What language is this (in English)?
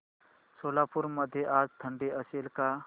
Marathi